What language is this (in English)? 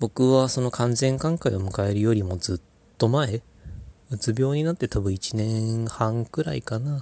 Japanese